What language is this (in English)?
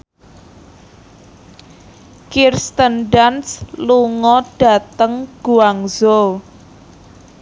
Javanese